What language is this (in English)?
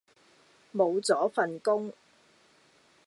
Cantonese